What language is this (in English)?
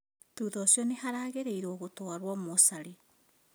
Kikuyu